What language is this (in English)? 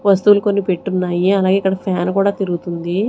Telugu